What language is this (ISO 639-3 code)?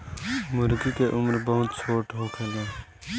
bho